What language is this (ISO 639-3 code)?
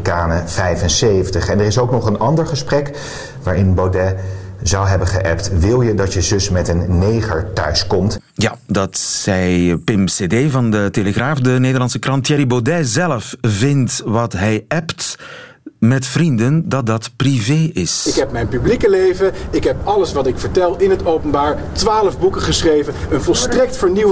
nld